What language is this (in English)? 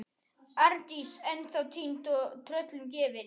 Icelandic